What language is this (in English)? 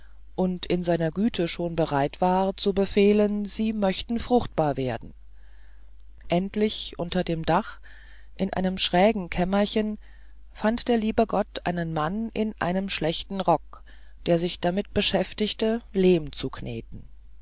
German